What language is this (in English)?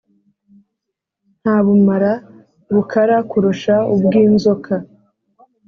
Kinyarwanda